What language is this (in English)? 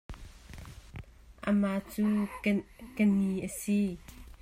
Hakha Chin